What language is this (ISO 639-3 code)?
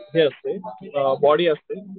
mar